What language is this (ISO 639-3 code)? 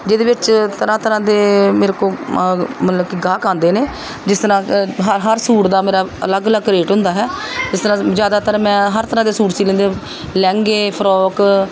pan